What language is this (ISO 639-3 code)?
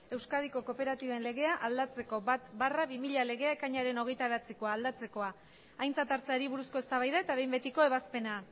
eus